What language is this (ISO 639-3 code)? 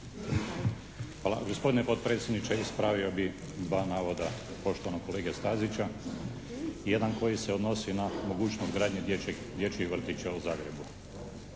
hrv